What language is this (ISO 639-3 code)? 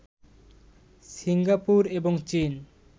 ben